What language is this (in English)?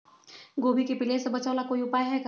Magahi